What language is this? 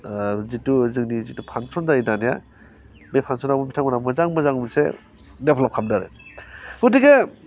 Bodo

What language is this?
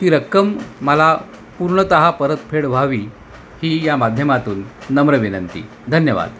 Marathi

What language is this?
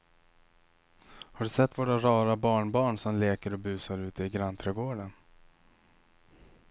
Swedish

